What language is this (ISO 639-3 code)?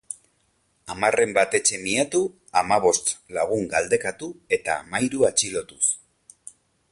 eus